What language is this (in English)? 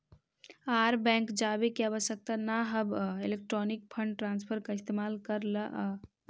Magahi